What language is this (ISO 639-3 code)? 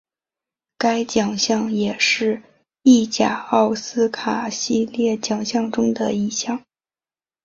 zho